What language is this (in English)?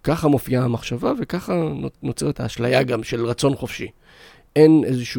Hebrew